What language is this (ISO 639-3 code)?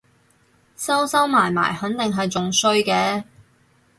yue